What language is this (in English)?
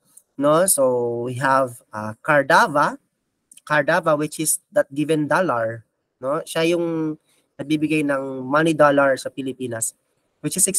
Filipino